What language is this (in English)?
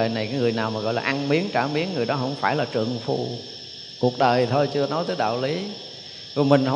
Vietnamese